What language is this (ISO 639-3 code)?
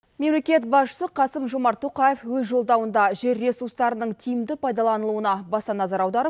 kaz